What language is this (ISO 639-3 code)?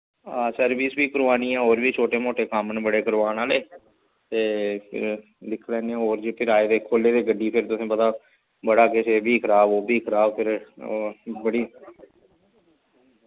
doi